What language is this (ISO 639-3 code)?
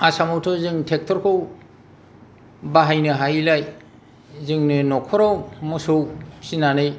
brx